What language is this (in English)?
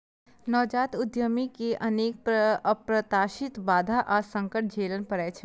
Maithili